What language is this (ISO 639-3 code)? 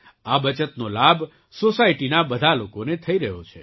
guj